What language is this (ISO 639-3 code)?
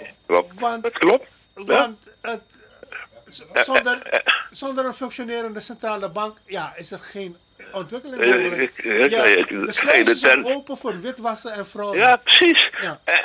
nld